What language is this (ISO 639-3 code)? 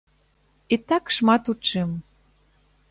bel